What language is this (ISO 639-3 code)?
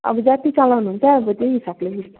nep